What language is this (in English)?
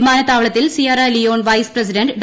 Malayalam